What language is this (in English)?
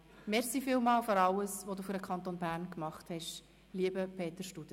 Swiss German